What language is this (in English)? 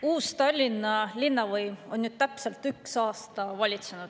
Estonian